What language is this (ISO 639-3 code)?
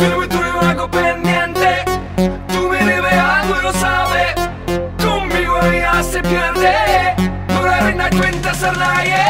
hun